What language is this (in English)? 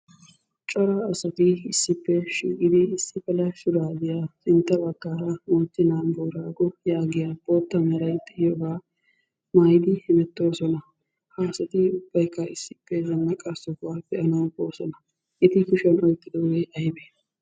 Wolaytta